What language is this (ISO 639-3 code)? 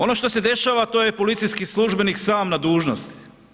hrv